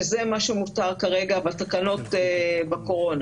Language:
Hebrew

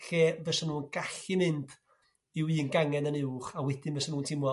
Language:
Welsh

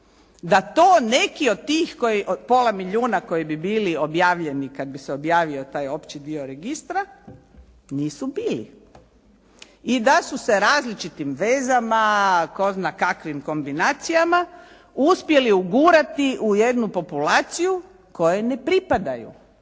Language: Croatian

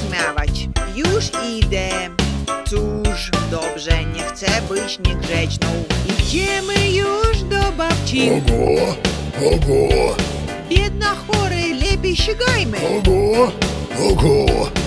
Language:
Russian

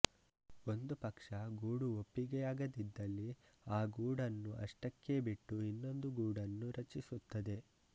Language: Kannada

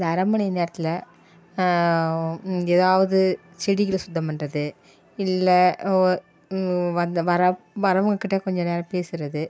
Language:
Tamil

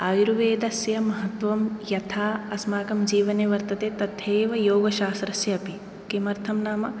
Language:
Sanskrit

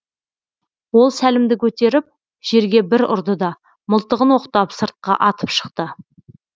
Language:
Kazakh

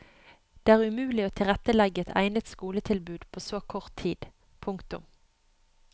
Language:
Norwegian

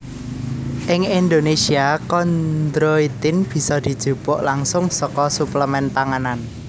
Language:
Javanese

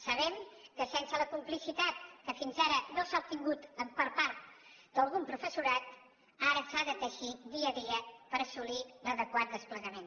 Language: Catalan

